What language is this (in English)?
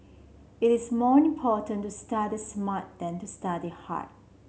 English